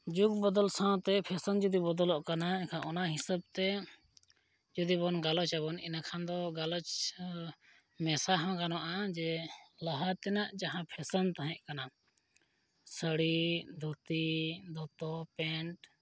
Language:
Santali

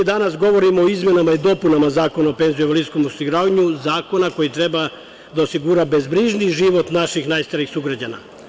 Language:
Serbian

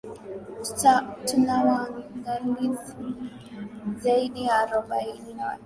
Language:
Swahili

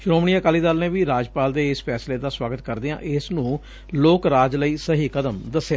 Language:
Punjabi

